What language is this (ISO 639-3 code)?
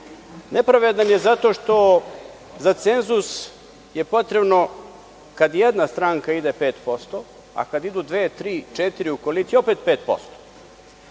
srp